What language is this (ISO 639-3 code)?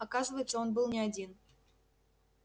rus